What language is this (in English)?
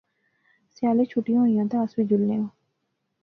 Pahari-Potwari